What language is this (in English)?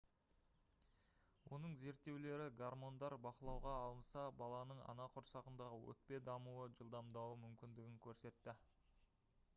Kazakh